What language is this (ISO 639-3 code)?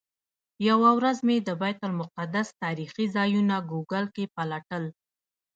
pus